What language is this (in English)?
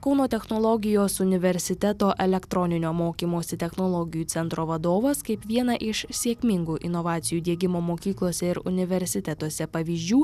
Lithuanian